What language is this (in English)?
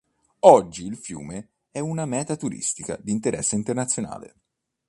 Italian